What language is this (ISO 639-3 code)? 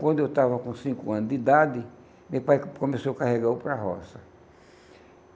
por